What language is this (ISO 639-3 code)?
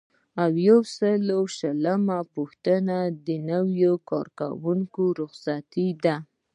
pus